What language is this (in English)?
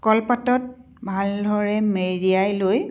Assamese